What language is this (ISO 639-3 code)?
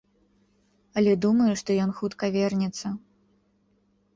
bel